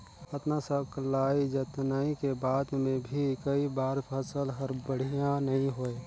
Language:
Chhattisgarhi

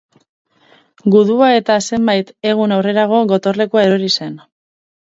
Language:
Basque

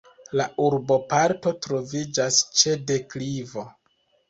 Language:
Esperanto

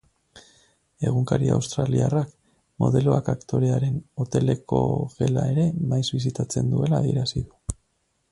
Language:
Basque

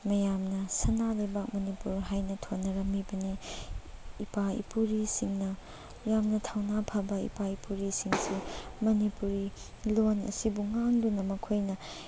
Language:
Manipuri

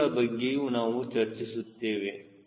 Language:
Kannada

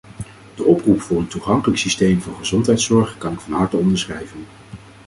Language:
Dutch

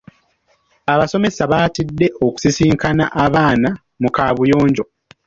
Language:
Ganda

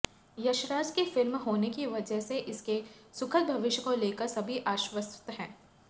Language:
Hindi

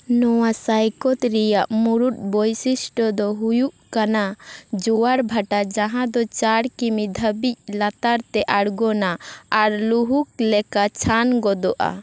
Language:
Santali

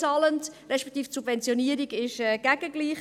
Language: Swiss German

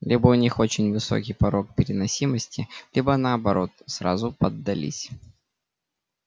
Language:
Russian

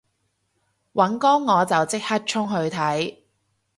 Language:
Cantonese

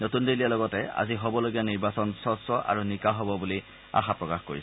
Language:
Assamese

